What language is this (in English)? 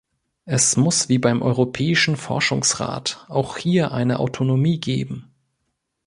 German